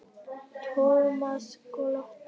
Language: Icelandic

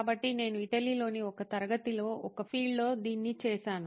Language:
Telugu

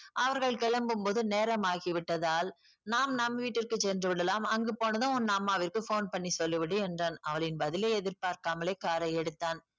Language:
Tamil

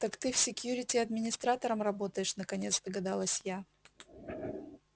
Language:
Russian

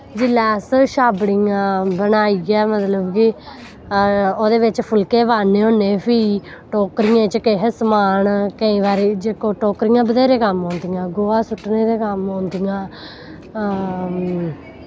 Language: Dogri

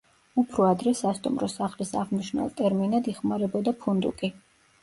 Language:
Georgian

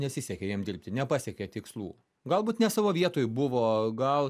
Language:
Lithuanian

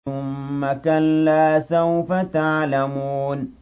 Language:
Arabic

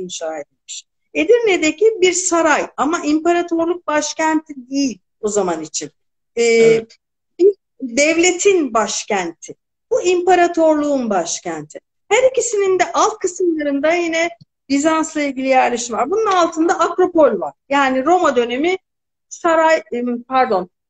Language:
Turkish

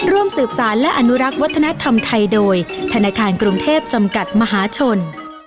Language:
Thai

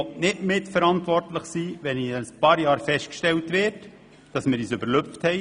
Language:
Swiss German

